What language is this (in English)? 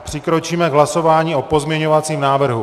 Czech